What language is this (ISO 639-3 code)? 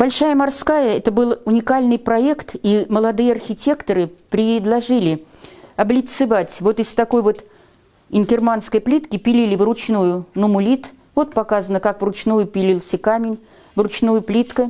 rus